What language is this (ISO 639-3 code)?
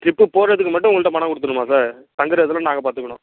tam